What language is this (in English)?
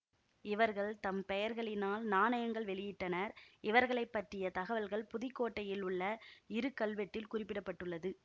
Tamil